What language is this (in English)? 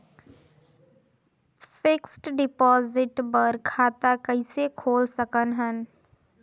Chhattisgarhi